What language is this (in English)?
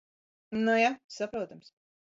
Latvian